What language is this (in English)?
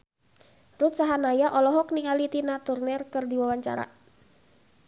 Sundanese